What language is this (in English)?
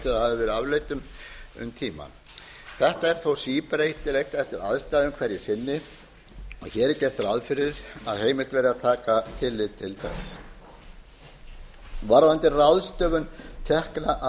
Icelandic